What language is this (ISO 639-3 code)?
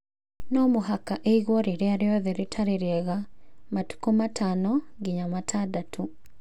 kik